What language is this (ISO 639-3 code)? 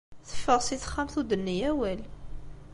kab